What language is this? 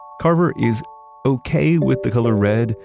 English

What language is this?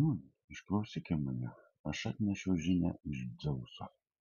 Lithuanian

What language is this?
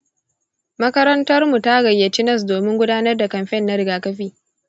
Hausa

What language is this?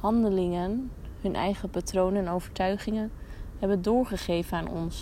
Dutch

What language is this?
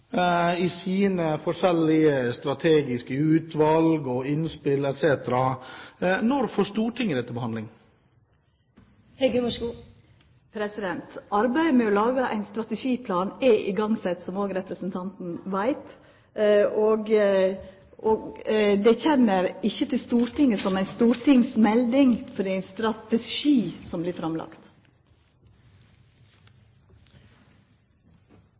Norwegian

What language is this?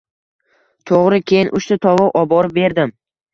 Uzbek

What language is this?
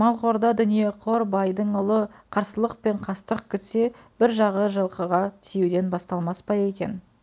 Kazakh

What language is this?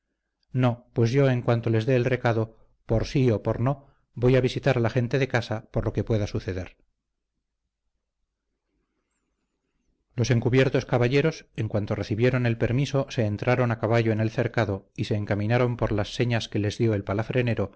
Spanish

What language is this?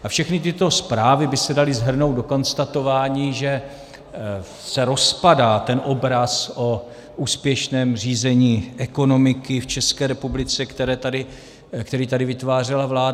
Czech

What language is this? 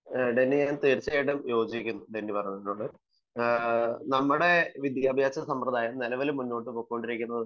Malayalam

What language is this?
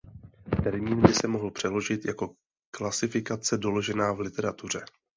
Czech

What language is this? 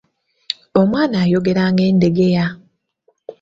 Ganda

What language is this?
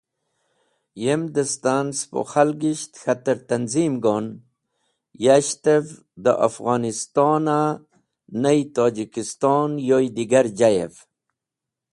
Wakhi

